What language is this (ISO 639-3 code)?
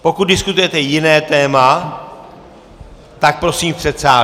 ces